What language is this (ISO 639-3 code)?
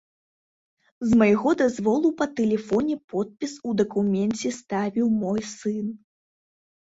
bel